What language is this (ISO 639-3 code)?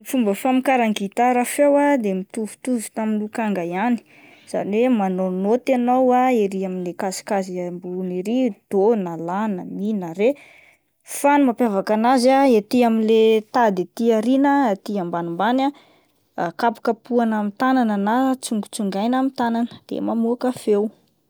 mlg